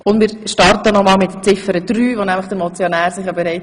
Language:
Swiss German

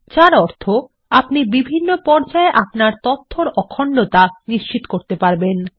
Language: Bangla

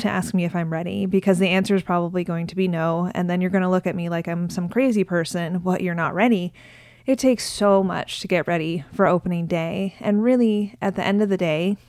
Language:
English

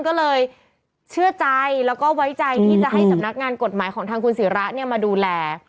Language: Thai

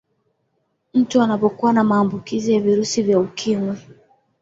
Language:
Swahili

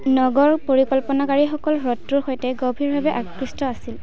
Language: Assamese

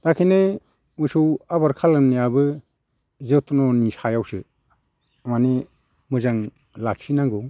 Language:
Bodo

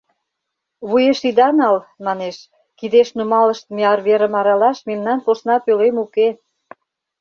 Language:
Mari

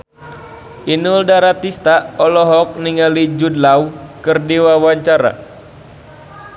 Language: Sundanese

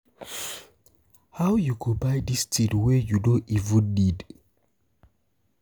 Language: Nigerian Pidgin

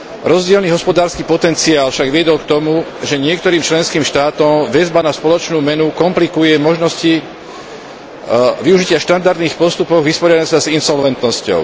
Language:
Slovak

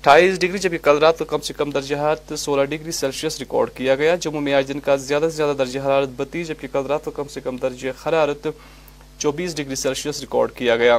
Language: Urdu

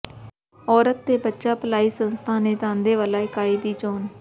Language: Punjabi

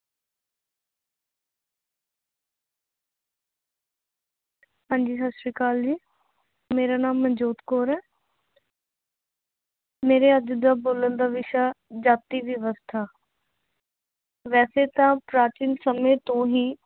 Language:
Punjabi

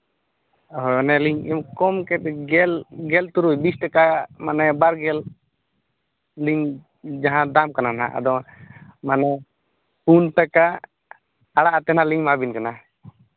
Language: Santali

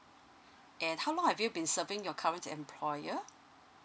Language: English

